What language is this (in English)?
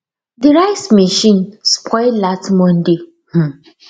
Nigerian Pidgin